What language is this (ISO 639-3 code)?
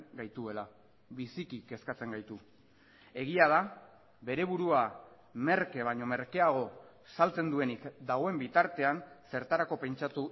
eus